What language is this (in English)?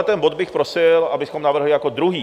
Czech